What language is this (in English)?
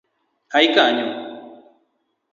Luo (Kenya and Tanzania)